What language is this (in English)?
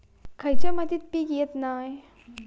Marathi